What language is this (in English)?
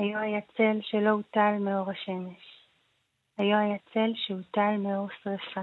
Hebrew